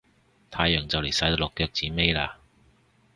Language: Cantonese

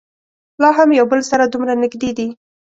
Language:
Pashto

